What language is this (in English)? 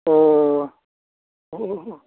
Bodo